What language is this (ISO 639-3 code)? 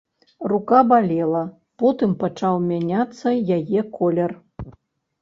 bel